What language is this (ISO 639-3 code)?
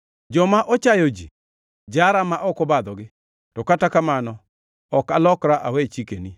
luo